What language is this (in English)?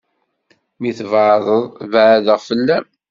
Kabyle